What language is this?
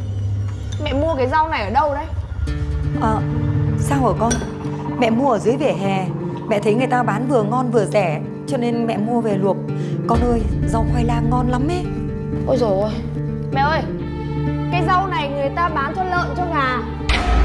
Vietnamese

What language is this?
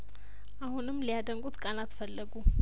Amharic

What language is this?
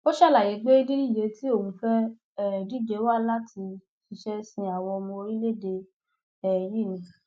Yoruba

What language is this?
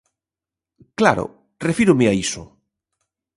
Galician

